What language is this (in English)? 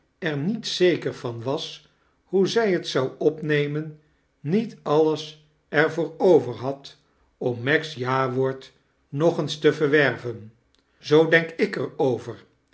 Dutch